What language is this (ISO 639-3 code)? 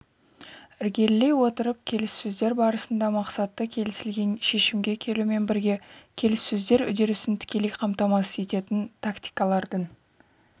kaz